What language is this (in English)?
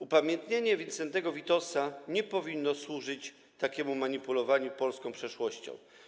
Polish